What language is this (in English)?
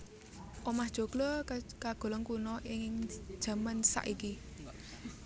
Javanese